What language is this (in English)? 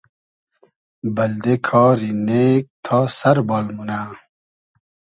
Hazaragi